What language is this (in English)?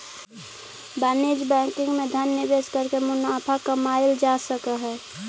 Magahi